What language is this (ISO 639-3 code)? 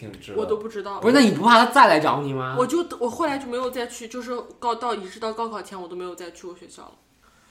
zho